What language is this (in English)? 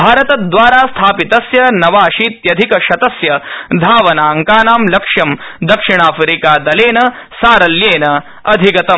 Sanskrit